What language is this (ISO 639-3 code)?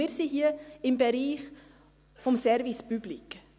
gsw